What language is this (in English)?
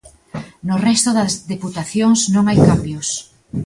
Galician